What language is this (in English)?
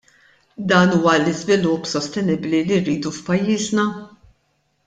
Maltese